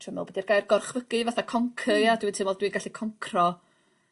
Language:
Welsh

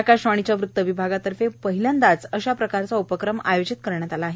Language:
Marathi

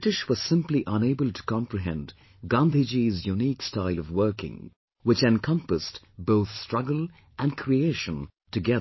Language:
English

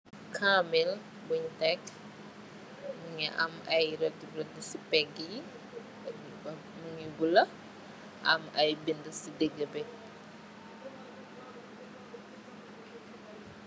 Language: Wolof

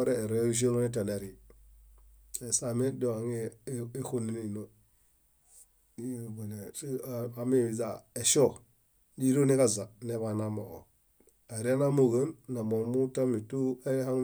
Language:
Bayot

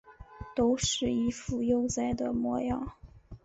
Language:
Chinese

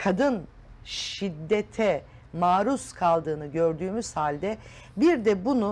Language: Turkish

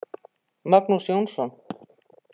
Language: Icelandic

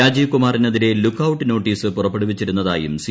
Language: Malayalam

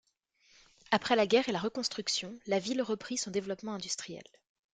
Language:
French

